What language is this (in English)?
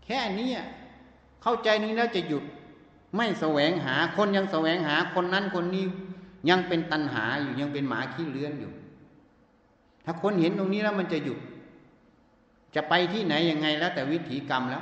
Thai